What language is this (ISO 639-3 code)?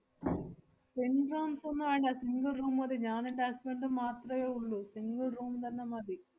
mal